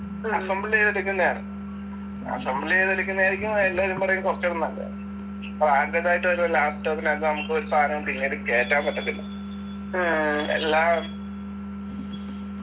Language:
Malayalam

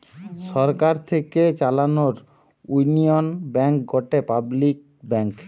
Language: Bangla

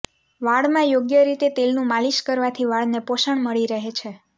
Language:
Gujarati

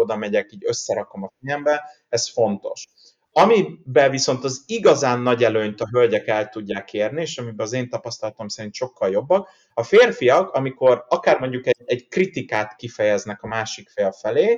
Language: Hungarian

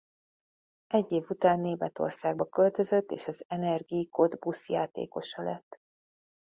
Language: Hungarian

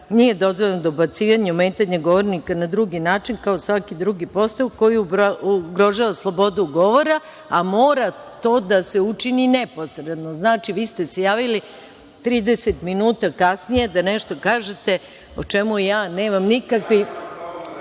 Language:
Serbian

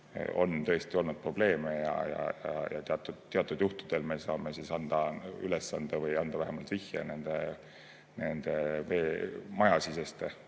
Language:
Estonian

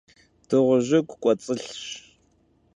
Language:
Kabardian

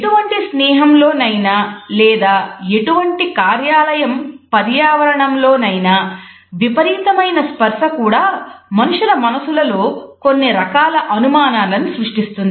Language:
Telugu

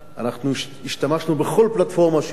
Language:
Hebrew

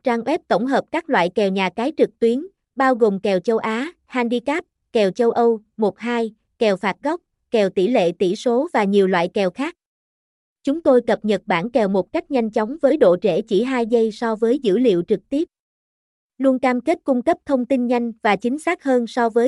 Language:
Vietnamese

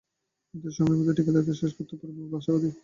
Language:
Bangla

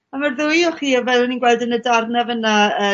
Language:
Welsh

